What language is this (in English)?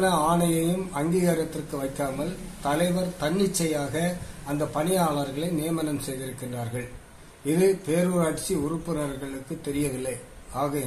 Turkish